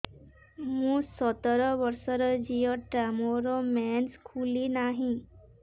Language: Odia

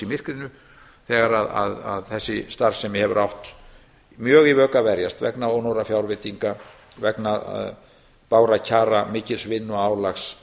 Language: Icelandic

